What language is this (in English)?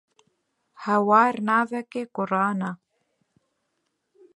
Kurdish